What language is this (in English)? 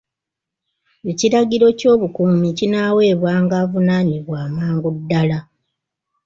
Ganda